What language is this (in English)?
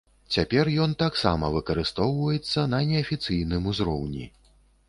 Belarusian